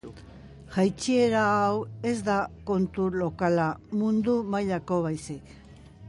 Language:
Basque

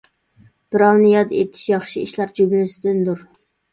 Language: Uyghur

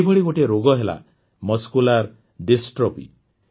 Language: Odia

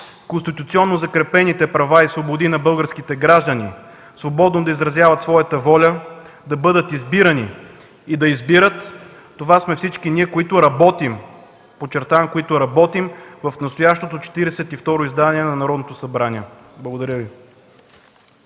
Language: Bulgarian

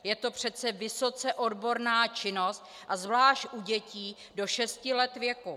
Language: Czech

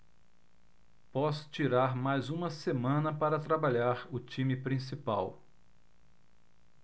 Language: Portuguese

